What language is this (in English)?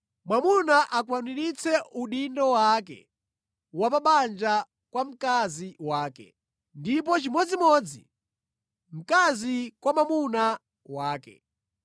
Nyanja